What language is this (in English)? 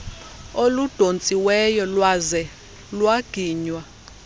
Xhosa